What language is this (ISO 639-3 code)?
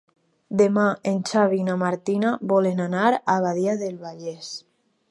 cat